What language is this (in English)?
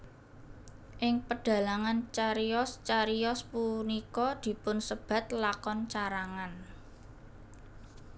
Javanese